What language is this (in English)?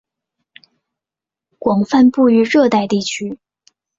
Chinese